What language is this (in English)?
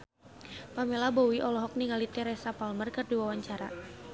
Sundanese